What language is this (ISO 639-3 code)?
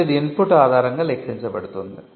tel